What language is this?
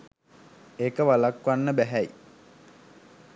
Sinhala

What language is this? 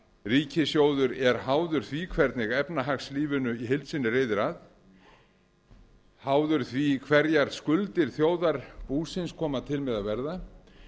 Icelandic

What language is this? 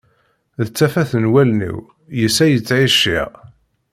Kabyle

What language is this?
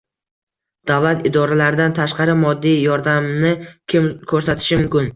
Uzbek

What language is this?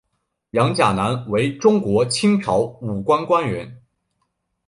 Chinese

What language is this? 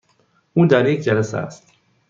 Persian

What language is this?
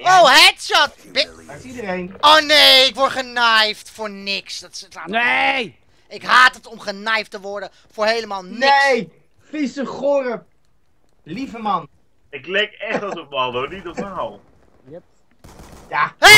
Dutch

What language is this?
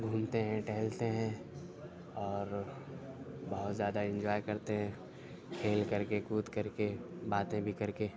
Urdu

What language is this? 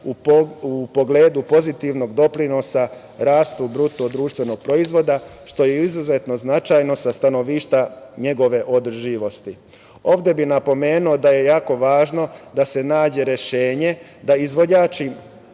Serbian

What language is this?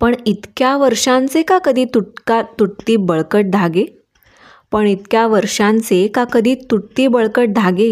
Marathi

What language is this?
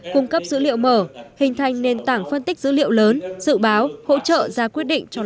Vietnamese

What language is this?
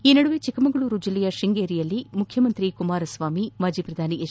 Kannada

